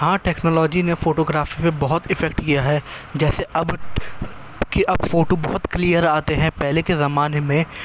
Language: Urdu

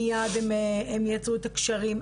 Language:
Hebrew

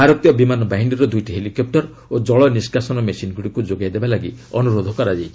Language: Odia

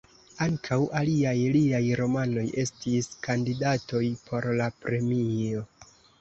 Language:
Esperanto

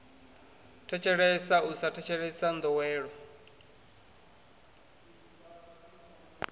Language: Venda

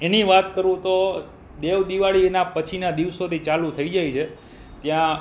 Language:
Gujarati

